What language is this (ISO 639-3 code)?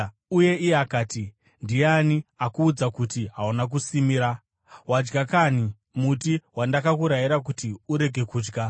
sna